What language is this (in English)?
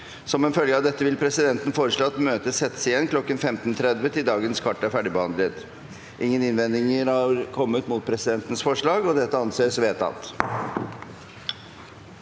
Norwegian